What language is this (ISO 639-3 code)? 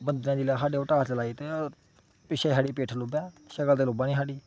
doi